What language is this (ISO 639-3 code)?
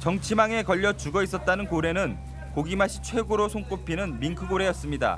kor